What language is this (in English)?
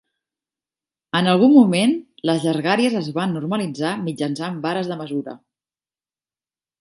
Catalan